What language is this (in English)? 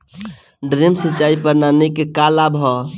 Bhojpuri